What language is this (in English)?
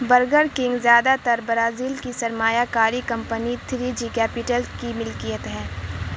Urdu